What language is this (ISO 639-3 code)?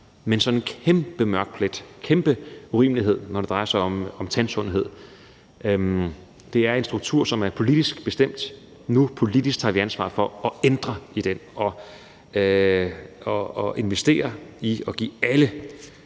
dan